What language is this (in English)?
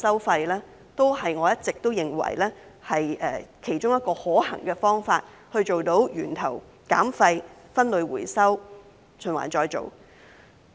Cantonese